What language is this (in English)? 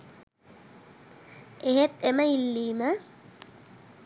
Sinhala